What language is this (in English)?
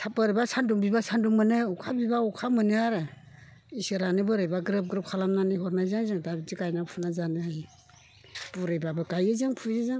Bodo